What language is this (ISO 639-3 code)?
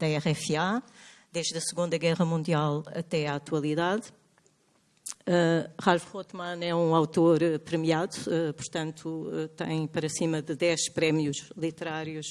por